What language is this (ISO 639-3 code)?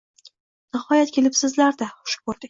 uzb